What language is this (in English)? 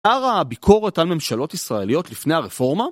Hebrew